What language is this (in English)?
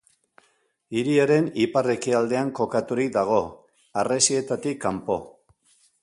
Basque